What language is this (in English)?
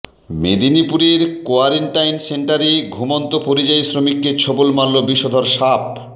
Bangla